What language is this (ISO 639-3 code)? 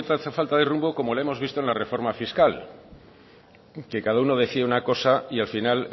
spa